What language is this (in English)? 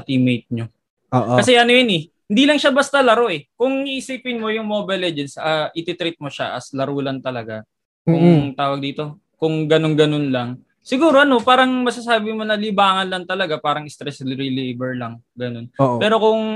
Filipino